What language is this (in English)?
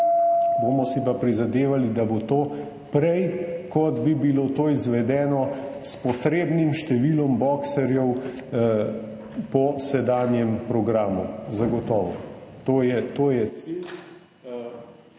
Slovenian